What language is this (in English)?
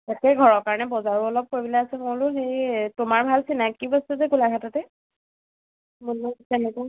Assamese